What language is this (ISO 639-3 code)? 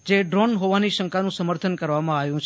guj